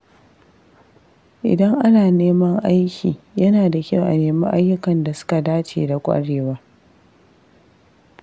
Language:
Hausa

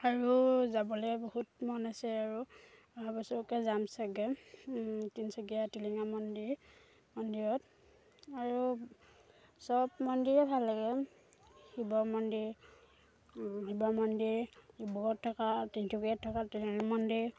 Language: Assamese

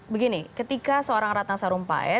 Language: Indonesian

